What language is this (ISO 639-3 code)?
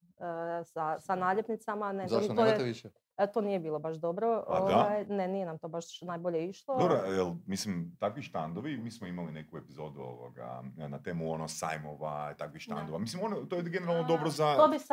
hrv